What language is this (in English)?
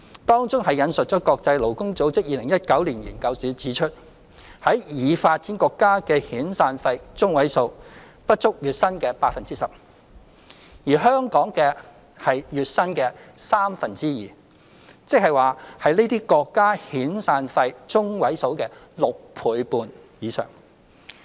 Cantonese